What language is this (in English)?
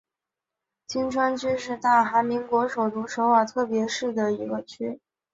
Chinese